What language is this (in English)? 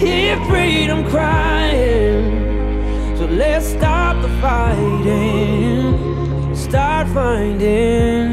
Polish